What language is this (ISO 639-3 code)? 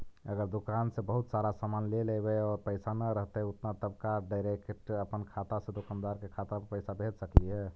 mag